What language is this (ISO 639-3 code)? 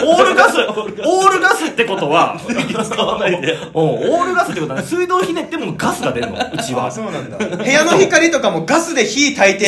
jpn